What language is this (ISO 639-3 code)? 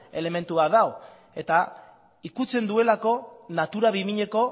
eus